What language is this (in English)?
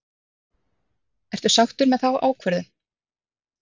Icelandic